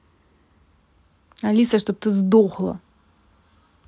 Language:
Russian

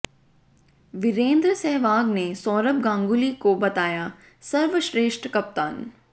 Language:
Hindi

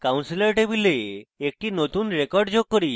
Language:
Bangla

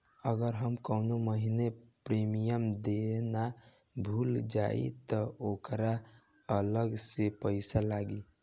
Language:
Bhojpuri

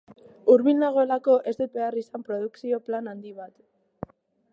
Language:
Basque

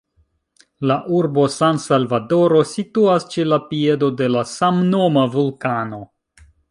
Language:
Esperanto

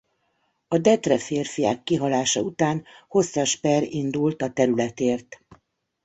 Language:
Hungarian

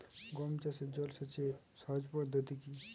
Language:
Bangla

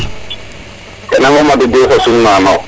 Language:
Serer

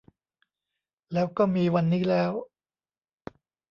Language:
Thai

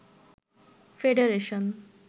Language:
Bangla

